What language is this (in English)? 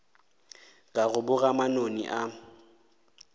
Northern Sotho